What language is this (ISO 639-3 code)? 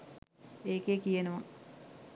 sin